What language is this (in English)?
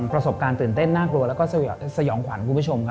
Thai